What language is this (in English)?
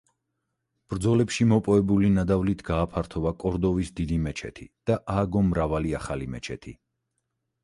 Georgian